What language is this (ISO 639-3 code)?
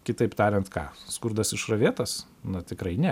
lit